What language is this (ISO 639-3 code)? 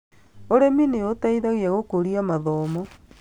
kik